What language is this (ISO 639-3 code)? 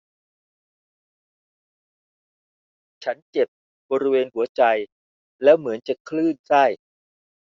tha